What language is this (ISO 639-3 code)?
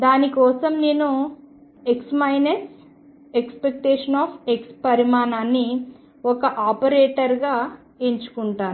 tel